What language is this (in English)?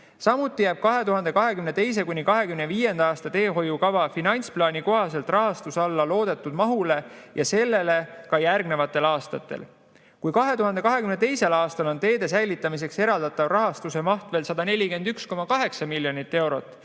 Estonian